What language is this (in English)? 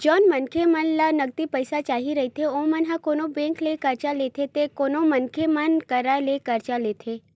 Chhattisgarhi